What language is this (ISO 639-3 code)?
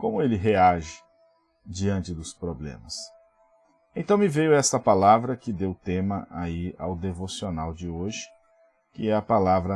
por